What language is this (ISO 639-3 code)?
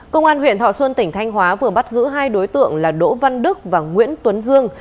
vie